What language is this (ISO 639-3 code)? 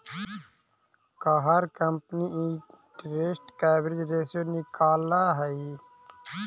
mag